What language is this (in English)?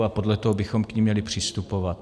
Czech